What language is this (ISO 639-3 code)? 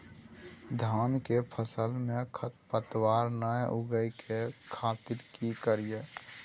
mai